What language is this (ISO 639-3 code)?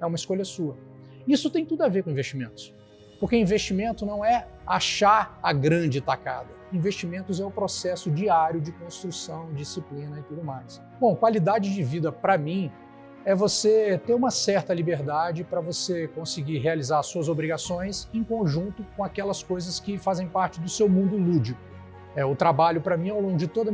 por